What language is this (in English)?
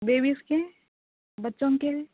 Urdu